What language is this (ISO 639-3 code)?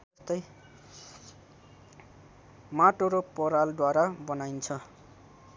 nep